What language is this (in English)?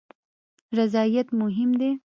Pashto